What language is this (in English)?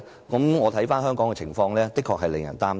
Cantonese